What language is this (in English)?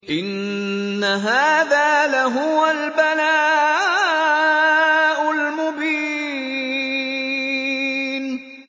Arabic